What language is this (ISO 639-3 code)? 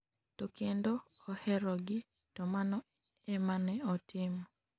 luo